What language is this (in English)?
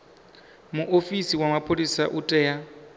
Venda